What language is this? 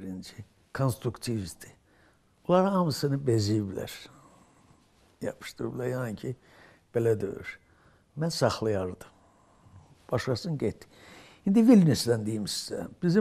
Turkish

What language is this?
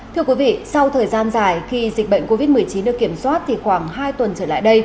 Vietnamese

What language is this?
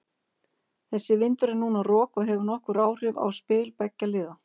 Icelandic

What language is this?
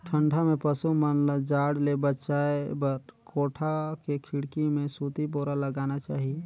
Chhattisgarhi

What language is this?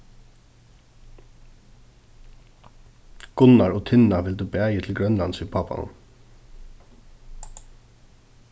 Faroese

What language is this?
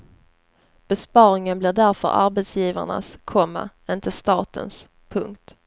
Swedish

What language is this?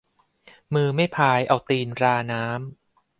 Thai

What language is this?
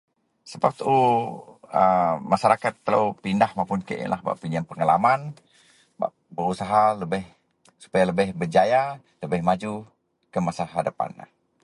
Central Melanau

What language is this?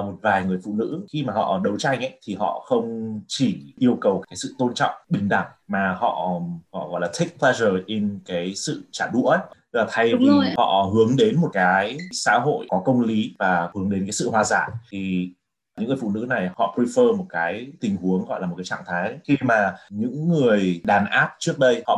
Vietnamese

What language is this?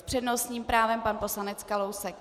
Czech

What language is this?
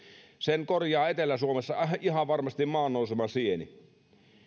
Finnish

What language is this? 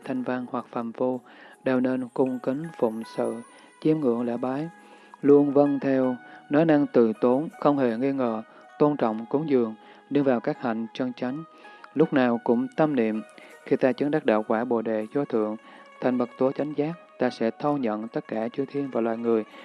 Vietnamese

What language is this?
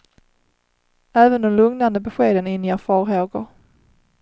Swedish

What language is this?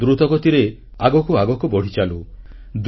Odia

